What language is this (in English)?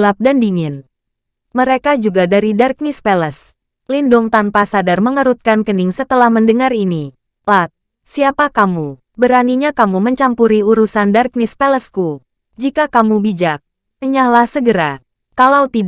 Indonesian